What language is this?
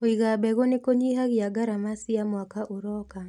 Kikuyu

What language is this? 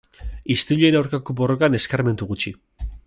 Basque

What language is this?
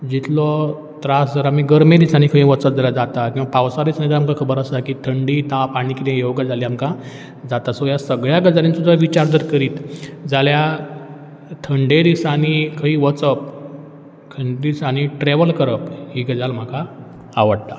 Konkani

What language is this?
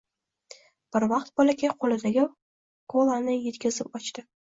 Uzbek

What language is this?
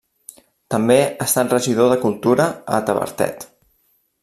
Catalan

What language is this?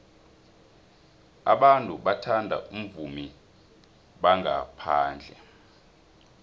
South Ndebele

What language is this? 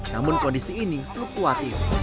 Indonesian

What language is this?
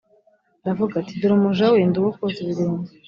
Kinyarwanda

